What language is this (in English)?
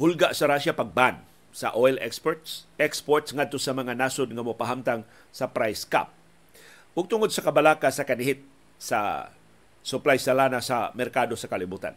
Filipino